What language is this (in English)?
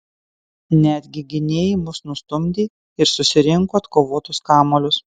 Lithuanian